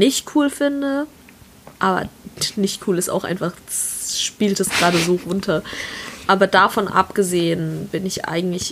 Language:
German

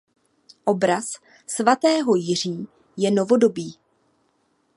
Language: Czech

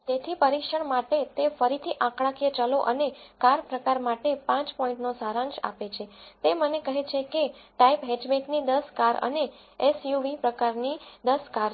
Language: Gujarati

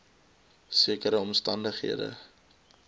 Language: Afrikaans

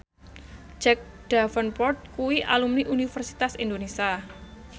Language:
Javanese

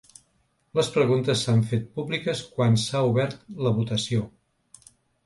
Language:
Catalan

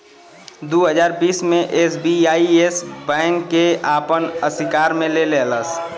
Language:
Bhojpuri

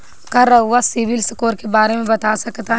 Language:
Bhojpuri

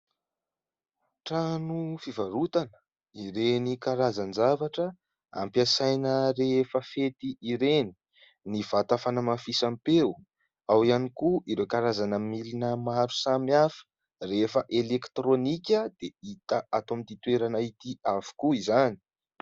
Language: Malagasy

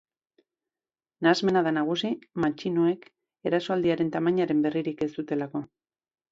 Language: Basque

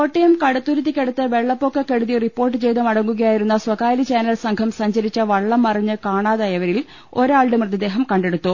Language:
Malayalam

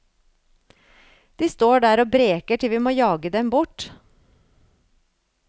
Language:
Norwegian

